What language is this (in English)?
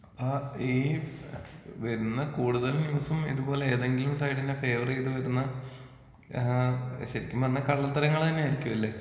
Malayalam